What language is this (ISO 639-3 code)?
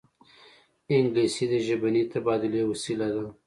pus